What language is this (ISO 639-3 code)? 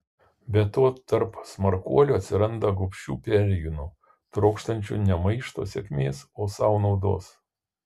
lit